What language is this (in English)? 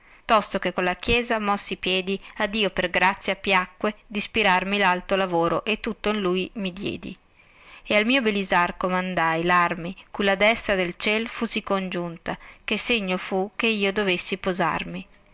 Italian